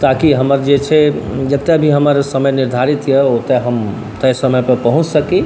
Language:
Maithili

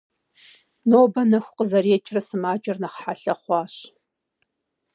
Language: Kabardian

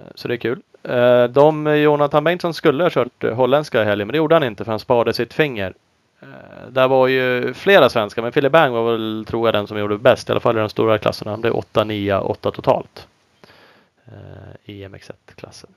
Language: Swedish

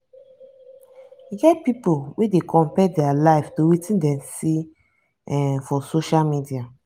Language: Nigerian Pidgin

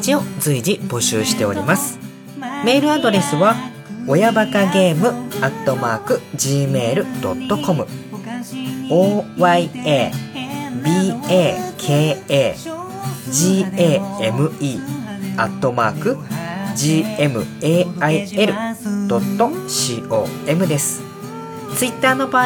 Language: Japanese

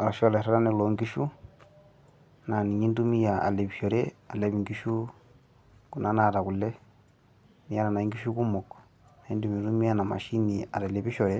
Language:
Masai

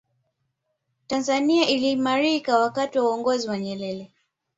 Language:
Swahili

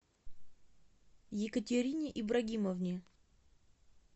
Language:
Russian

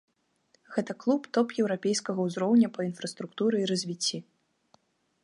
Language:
Belarusian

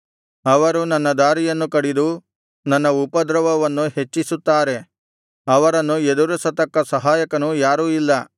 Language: Kannada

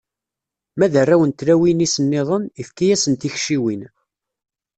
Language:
Kabyle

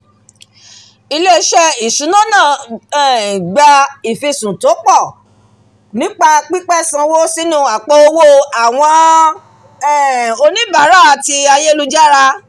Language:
Yoruba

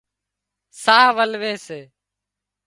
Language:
Wadiyara Koli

